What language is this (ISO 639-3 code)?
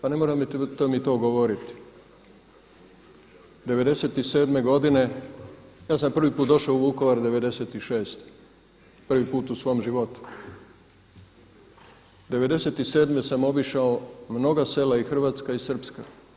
hrv